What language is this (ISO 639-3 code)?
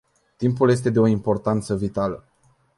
ron